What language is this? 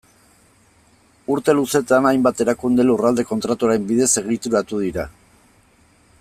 Basque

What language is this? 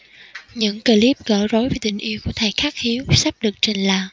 Vietnamese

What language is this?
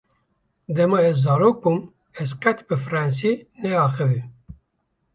Kurdish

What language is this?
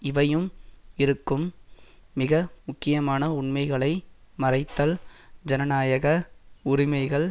Tamil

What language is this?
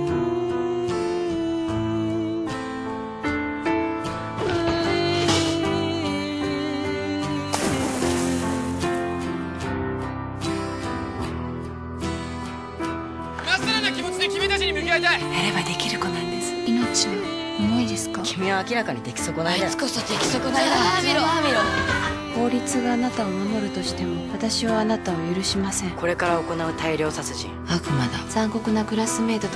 Japanese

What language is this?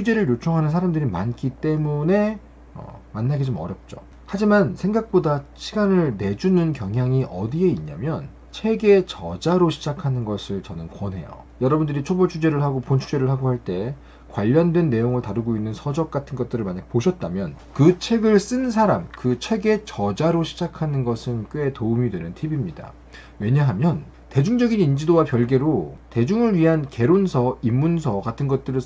Korean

